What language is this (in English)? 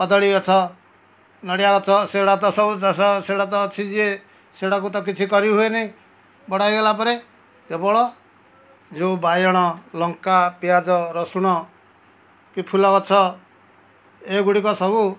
Odia